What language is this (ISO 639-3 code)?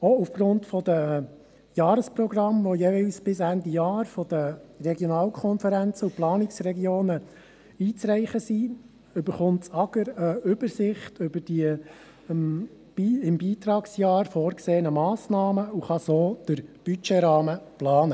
gsw